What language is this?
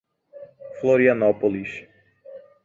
Portuguese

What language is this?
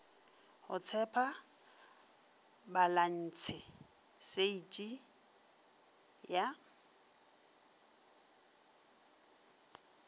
Northern Sotho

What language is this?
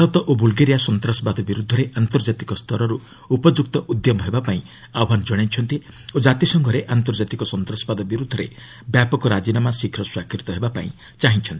Odia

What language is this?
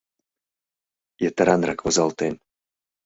Mari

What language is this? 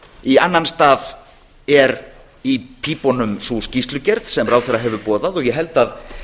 Icelandic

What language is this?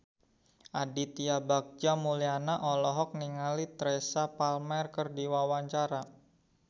Sundanese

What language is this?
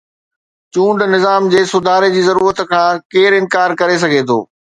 Sindhi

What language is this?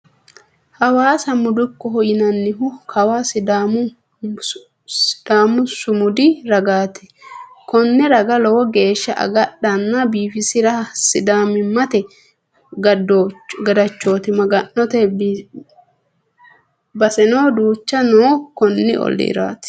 Sidamo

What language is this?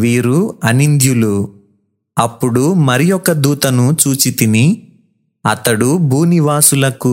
Telugu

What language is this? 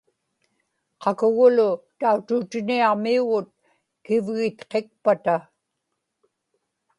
Inupiaq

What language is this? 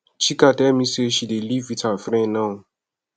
Nigerian Pidgin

